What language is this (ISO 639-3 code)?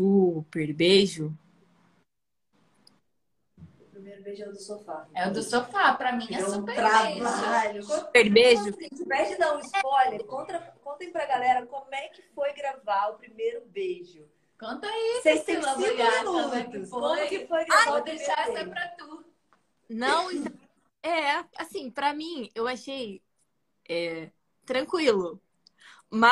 por